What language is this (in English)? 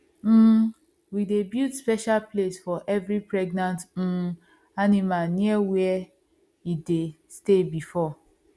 Nigerian Pidgin